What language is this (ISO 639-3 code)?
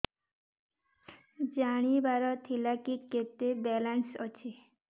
ori